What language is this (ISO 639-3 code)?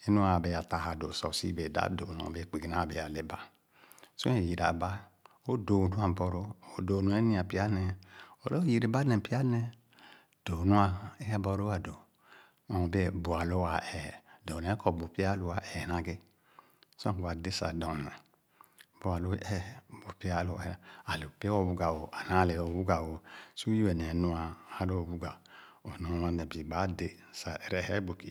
ogo